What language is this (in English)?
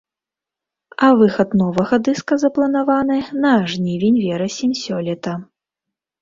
Belarusian